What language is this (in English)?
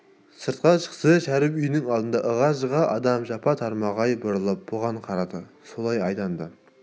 Kazakh